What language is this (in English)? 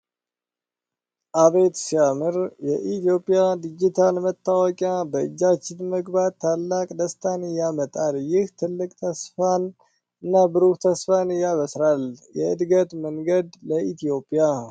Amharic